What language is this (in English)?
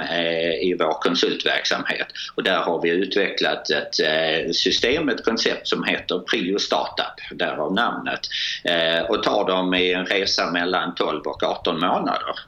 Swedish